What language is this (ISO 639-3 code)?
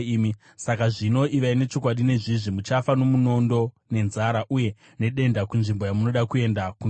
sna